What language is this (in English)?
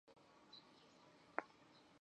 Chinese